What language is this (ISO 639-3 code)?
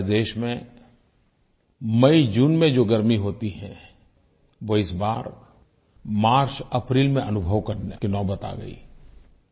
hin